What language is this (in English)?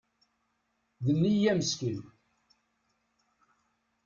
Kabyle